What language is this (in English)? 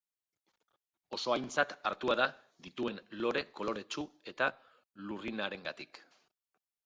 Basque